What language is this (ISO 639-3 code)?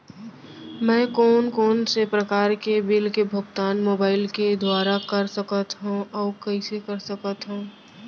hne